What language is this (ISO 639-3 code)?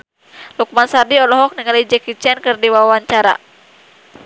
sun